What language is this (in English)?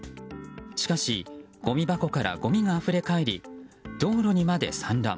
Japanese